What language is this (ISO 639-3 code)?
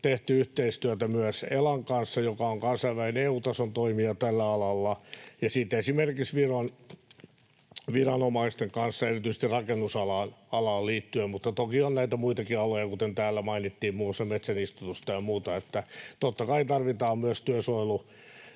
fin